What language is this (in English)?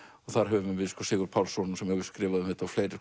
Icelandic